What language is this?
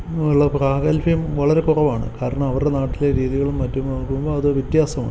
Malayalam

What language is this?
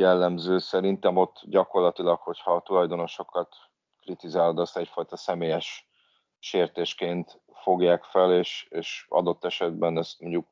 Hungarian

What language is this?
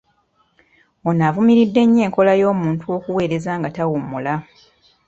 Ganda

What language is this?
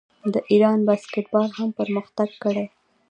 Pashto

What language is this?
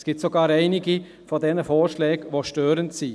Swiss German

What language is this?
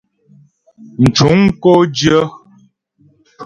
Ghomala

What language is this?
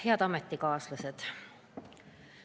Estonian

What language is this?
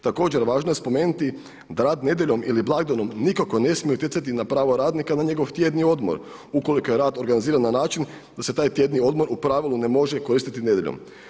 Croatian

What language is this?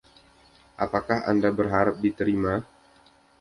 Indonesian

